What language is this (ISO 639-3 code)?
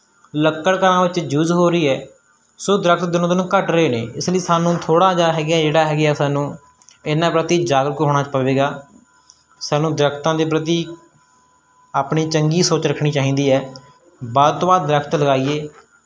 pan